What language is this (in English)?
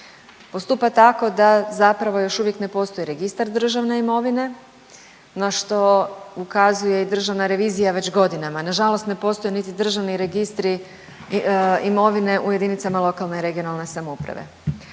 Croatian